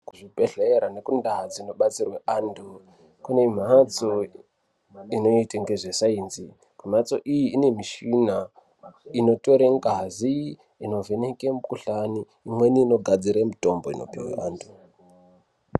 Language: Ndau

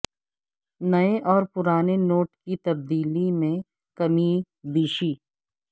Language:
Urdu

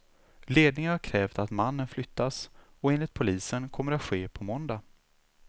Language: Swedish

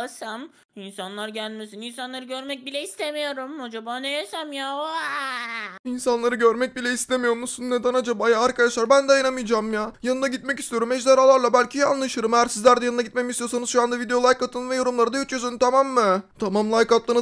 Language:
Turkish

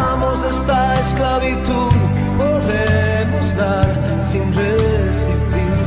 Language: Spanish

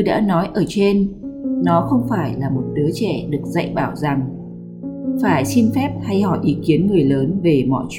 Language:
Vietnamese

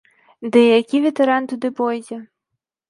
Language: Belarusian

